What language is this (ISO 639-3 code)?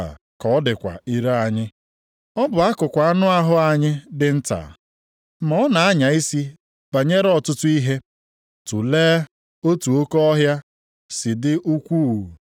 ibo